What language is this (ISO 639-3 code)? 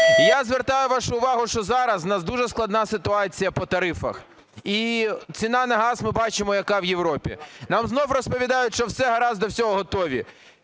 ukr